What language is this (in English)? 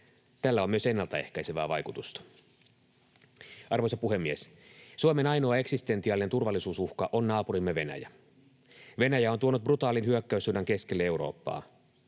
Finnish